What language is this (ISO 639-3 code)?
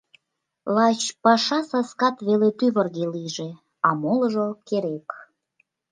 chm